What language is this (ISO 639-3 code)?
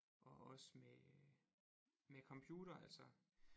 dan